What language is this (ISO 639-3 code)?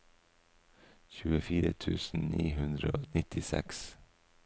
nor